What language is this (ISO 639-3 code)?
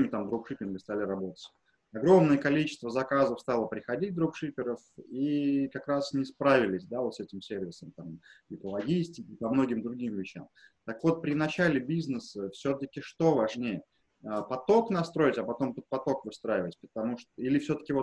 rus